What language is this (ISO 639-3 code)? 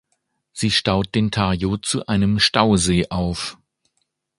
deu